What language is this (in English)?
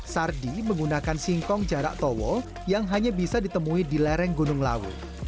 Indonesian